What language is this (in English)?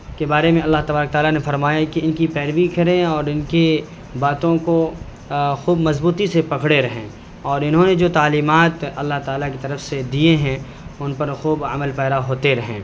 Urdu